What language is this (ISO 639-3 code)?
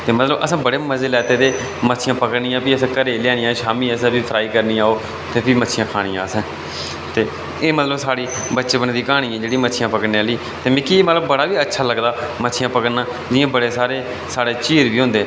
doi